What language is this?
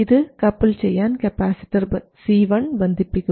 Malayalam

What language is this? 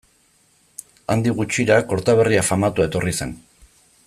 Basque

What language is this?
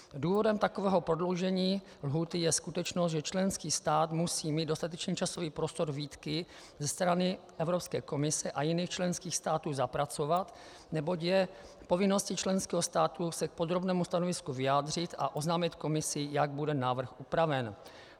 Czech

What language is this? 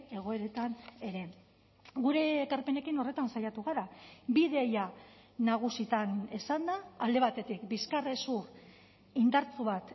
Basque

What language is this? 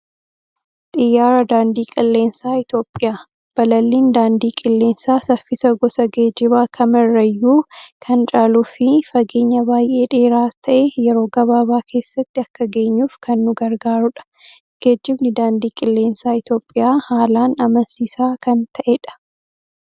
Oromo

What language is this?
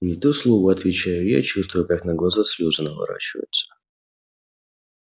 Russian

